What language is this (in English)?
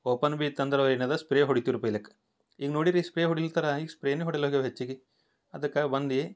Kannada